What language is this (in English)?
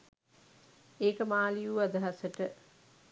Sinhala